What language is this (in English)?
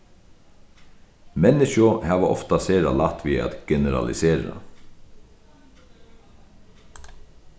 Faroese